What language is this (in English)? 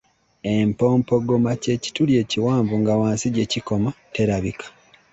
Ganda